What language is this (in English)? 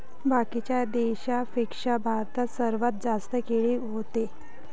Marathi